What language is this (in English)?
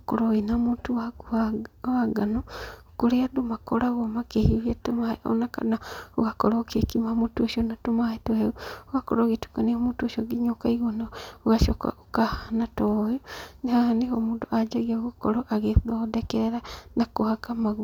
Kikuyu